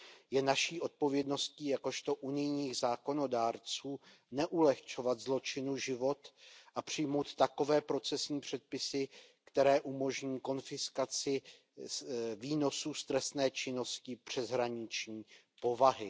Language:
Czech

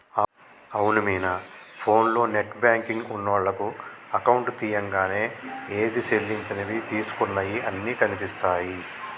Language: Telugu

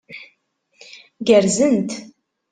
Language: Kabyle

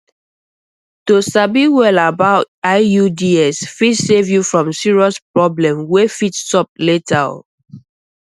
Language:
Nigerian Pidgin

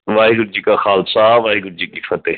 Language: Punjabi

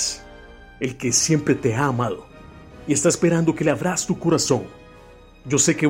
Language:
Spanish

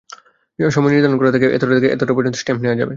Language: Bangla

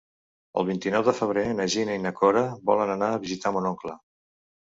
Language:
Catalan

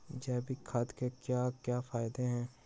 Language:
Magahi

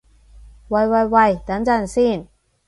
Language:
Cantonese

